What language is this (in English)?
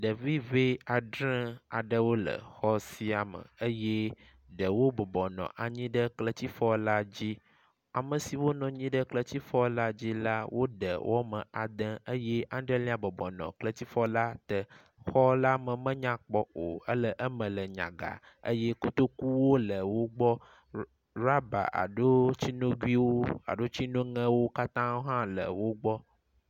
Ewe